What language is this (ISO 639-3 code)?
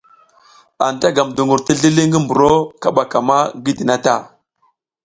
giz